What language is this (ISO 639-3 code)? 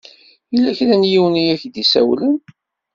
kab